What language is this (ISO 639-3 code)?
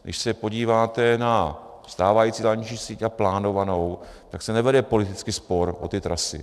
ces